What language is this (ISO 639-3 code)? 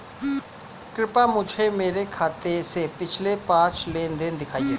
hin